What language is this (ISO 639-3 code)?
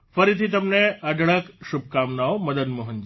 guj